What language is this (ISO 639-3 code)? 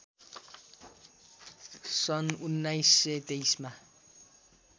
nep